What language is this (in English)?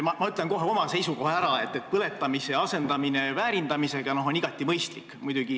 Estonian